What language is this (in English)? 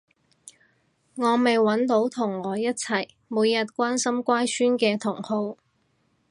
Cantonese